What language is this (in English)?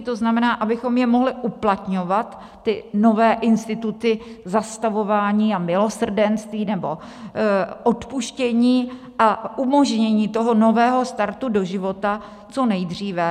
Czech